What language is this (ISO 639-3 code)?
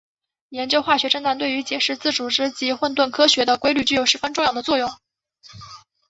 zho